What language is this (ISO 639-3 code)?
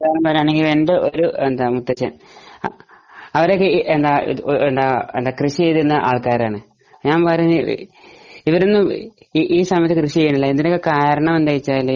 mal